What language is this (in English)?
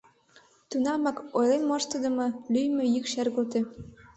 Mari